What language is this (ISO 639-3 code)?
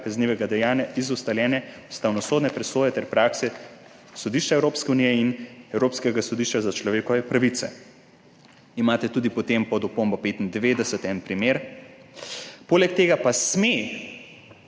slv